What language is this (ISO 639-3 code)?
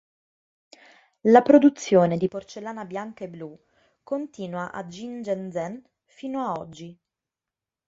ita